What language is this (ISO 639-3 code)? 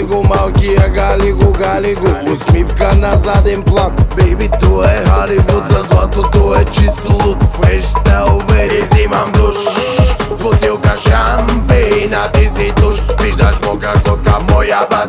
bul